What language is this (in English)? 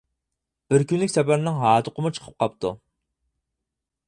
Uyghur